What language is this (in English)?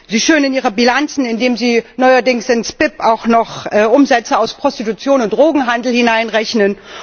German